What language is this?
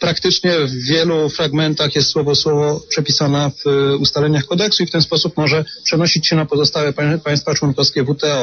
Polish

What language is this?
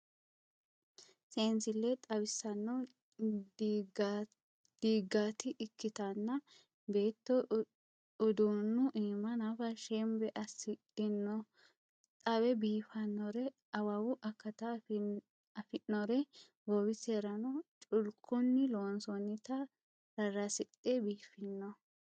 Sidamo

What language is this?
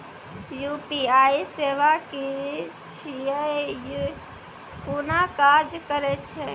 Maithili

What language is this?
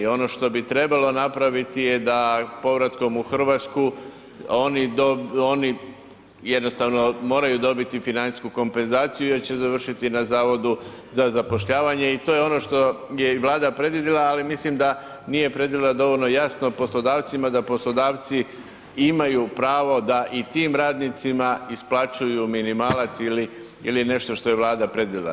Croatian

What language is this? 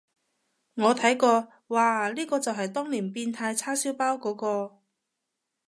Cantonese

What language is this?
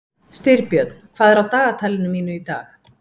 Icelandic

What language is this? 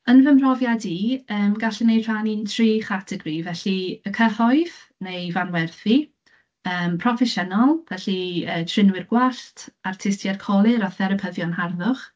Welsh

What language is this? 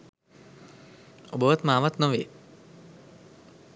Sinhala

